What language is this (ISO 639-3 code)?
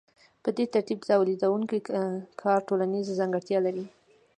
pus